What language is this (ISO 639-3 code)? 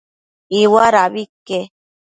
mcf